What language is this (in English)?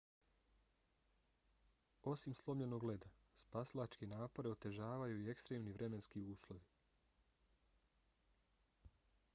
Bosnian